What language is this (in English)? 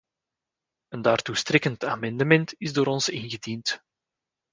Dutch